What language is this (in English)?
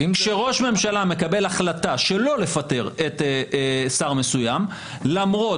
Hebrew